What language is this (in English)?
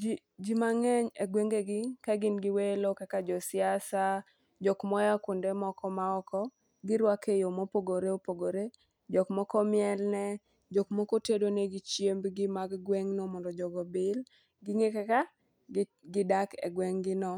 Luo (Kenya and Tanzania)